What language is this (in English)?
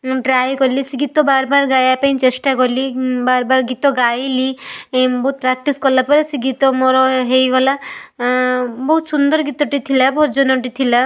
Odia